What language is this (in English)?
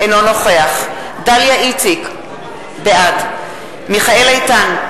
Hebrew